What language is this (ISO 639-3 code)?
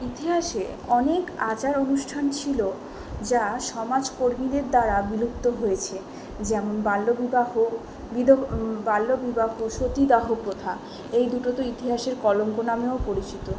ben